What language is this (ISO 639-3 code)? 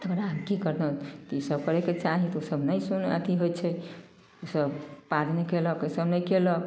mai